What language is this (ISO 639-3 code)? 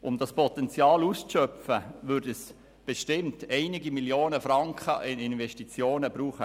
gsw